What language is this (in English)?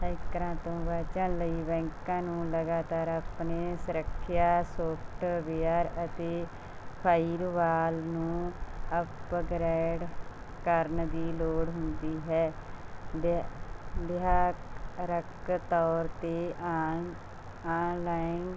Punjabi